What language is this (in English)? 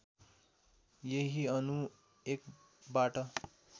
Nepali